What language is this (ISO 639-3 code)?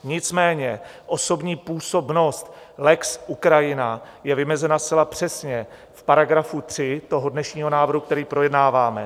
ces